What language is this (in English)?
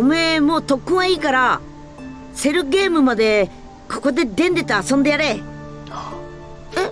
Japanese